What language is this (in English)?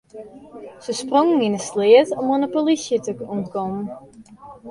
Western Frisian